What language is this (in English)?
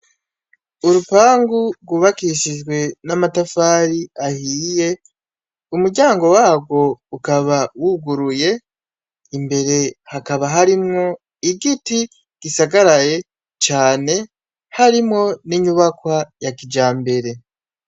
Rundi